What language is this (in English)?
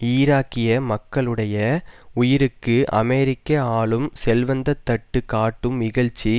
Tamil